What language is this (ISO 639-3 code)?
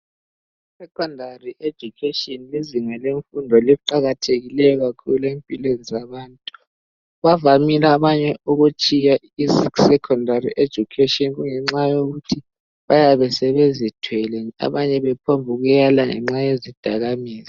nde